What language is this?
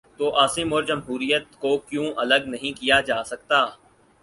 Urdu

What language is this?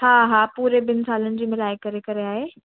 Sindhi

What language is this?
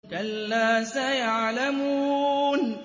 Arabic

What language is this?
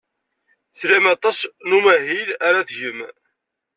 Kabyle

